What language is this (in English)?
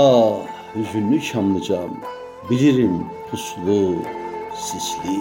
Turkish